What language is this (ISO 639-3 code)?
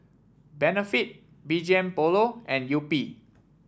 eng